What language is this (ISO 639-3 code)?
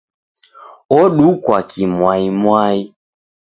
dav